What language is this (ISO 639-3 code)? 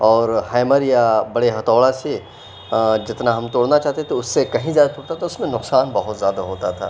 urd